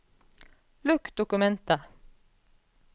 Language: Norwegian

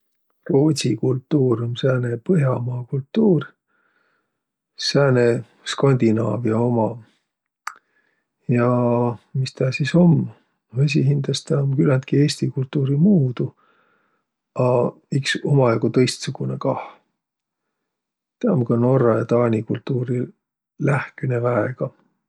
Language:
Võro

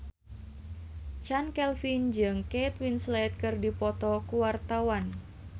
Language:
Sundanese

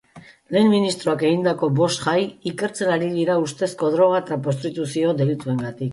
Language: Basque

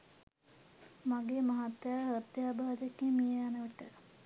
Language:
Sinhala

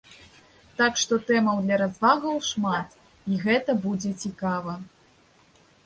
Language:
Belarusian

